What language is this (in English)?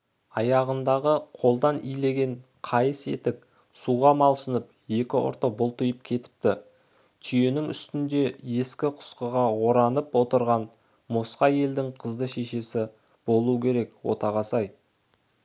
Kazakh